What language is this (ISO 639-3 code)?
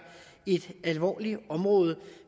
dan